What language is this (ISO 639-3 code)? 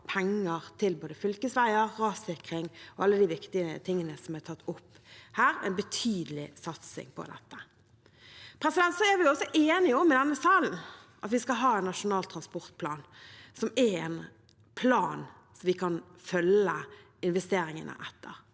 nor